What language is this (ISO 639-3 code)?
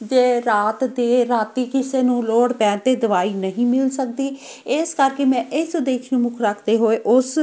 pan